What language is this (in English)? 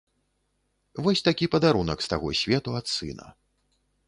Belarusian